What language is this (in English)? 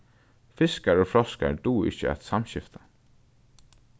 Faroese